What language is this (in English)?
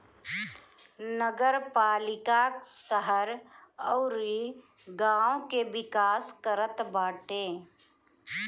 Bhojpuri